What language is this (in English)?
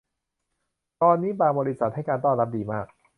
Thai